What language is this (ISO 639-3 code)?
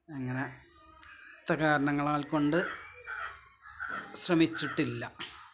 mal